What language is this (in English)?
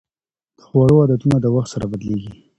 Pashto